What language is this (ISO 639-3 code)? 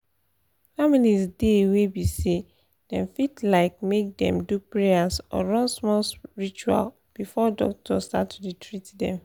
pcm